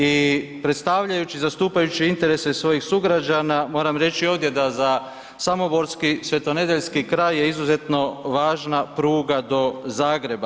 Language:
Croatian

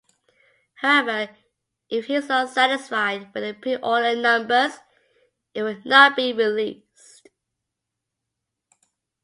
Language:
English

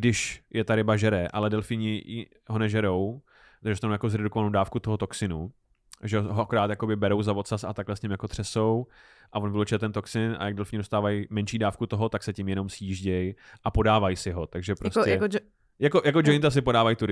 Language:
Czech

